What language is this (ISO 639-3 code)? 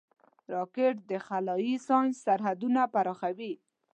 pus